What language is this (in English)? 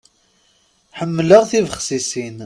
Kabyle